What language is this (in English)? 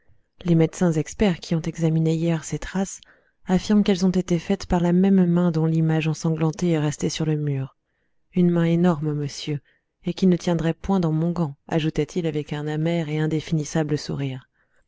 French